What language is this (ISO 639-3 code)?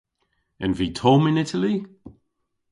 cor